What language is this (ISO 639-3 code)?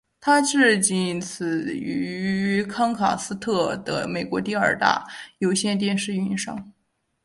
zho